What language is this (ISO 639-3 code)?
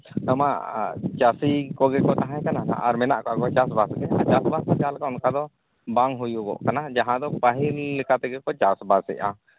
sat